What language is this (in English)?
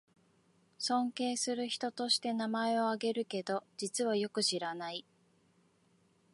Japanese